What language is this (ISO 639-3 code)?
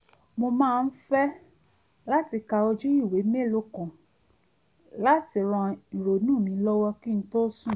yor